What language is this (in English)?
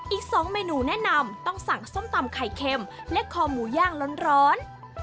Thai